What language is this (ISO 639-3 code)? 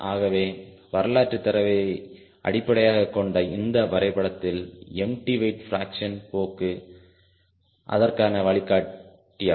tam